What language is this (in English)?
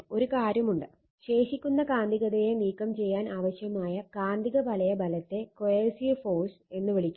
Malayalam